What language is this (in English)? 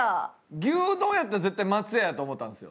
Japanese